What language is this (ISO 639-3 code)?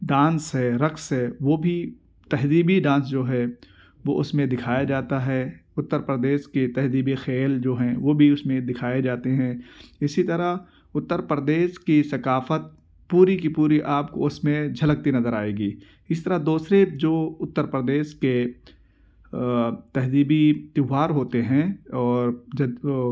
urd